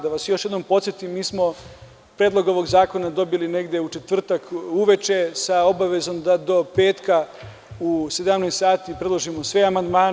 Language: Serbian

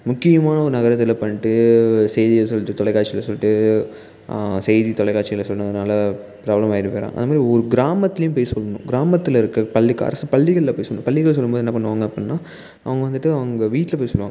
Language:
Tamil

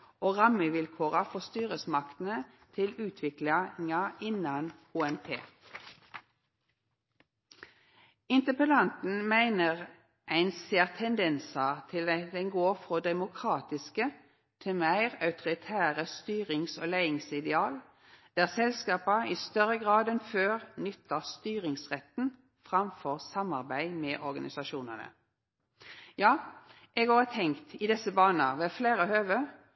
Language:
Norwegian Nynorsk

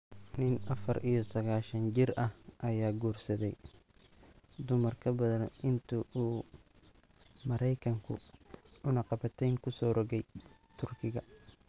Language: Somali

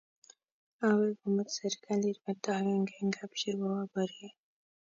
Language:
Kalenjin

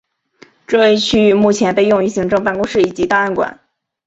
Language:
Chinese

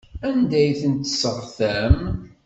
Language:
Kabyle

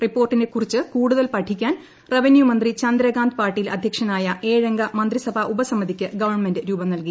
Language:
Malayalam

